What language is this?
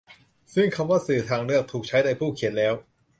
Thai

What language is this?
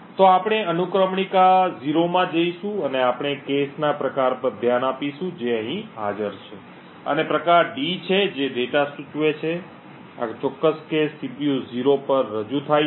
Gujarati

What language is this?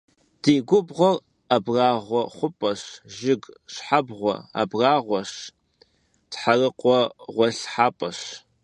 Kabardian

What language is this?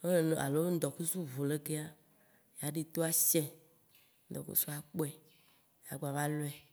Waci Gbe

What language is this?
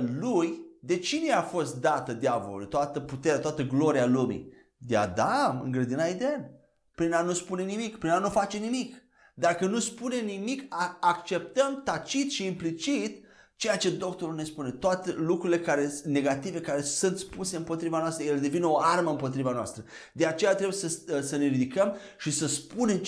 Romanian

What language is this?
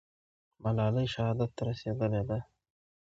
Pashto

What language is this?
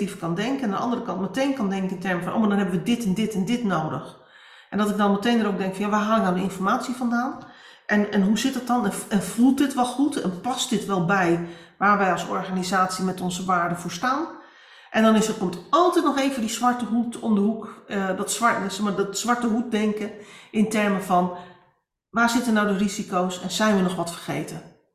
Dutch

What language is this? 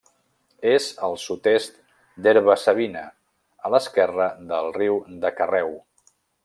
Catalan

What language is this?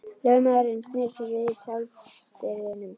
Icelandic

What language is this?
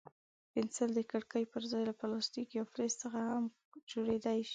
Pashto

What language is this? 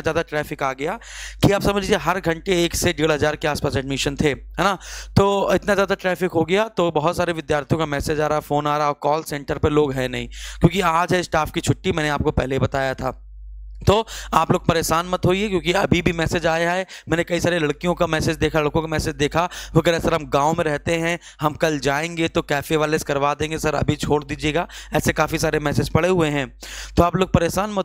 Hindi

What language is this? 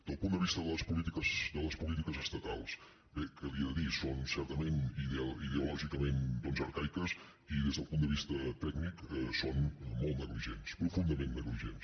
Catalan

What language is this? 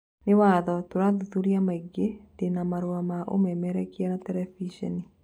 Kikuyu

